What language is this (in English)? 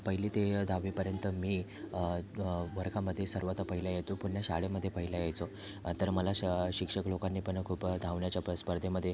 Marathi